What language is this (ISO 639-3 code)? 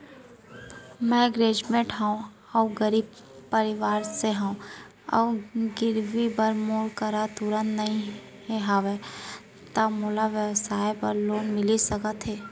hne